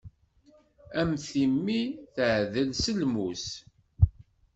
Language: Kabyle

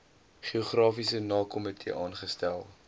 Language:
Afrikaans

